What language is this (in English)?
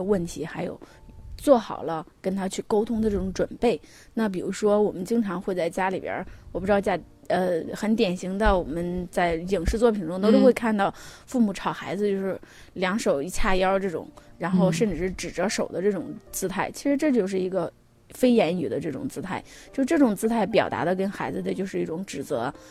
Chinese